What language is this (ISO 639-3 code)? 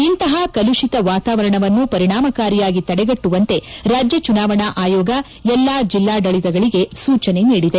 kan